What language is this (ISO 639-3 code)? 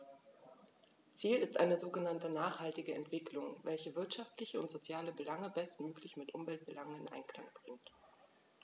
deu